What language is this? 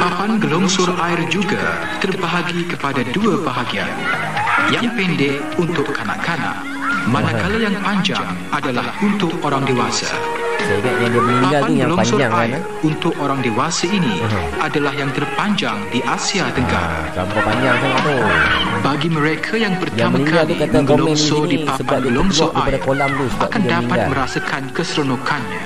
Malay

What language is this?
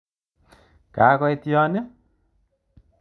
Kalenjin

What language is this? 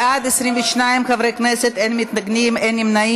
Hebrew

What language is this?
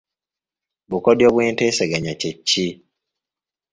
Ganda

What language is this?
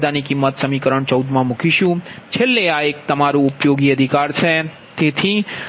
Gujarati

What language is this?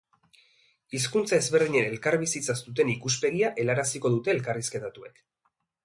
Basque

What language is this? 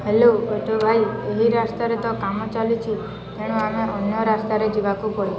Odia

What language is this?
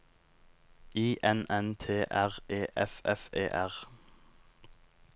Norwegian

